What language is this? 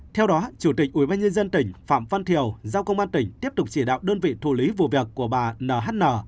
Vietnamese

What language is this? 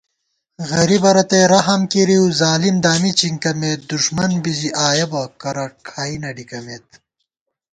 Gawar-Bati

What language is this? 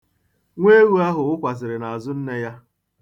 Igbo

